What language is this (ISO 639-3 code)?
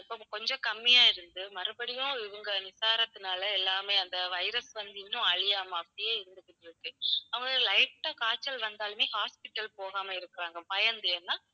tam